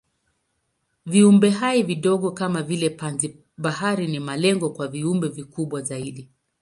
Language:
Swahili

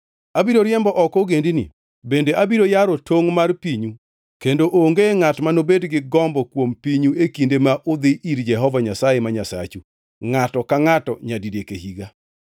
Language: Luo (Kenya and Tanzania)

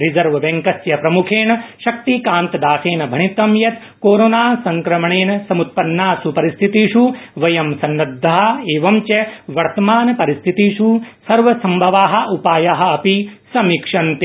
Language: Sanskrit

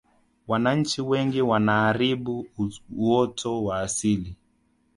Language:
Swahili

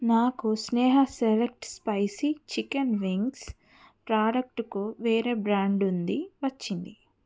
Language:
Telugu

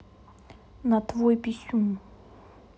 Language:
Russian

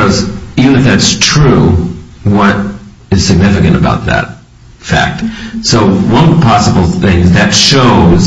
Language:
English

